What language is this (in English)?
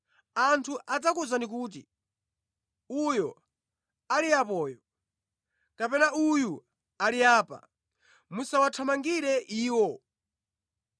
Nyanja